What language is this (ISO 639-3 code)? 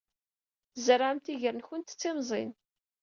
kab